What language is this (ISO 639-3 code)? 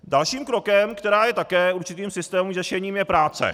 ces